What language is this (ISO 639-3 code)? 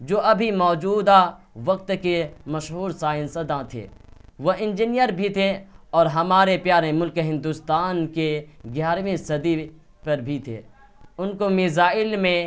urd